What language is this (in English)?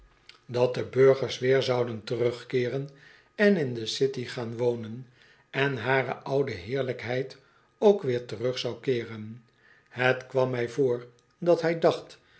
Dutch